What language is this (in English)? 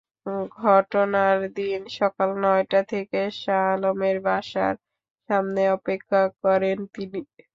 Bangla